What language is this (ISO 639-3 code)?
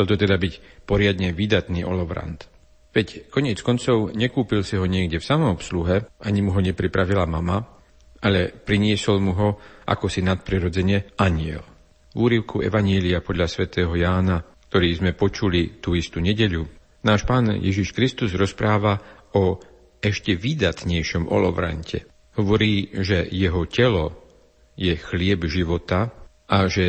slk